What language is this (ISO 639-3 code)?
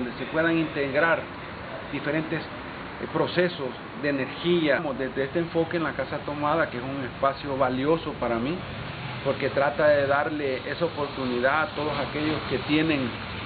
spa